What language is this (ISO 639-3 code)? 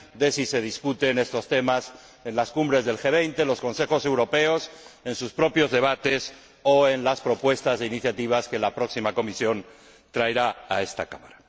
spa